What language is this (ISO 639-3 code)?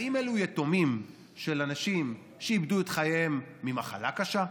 heb